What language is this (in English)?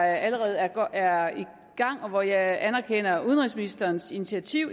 Danish